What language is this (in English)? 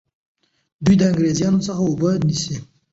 Pashto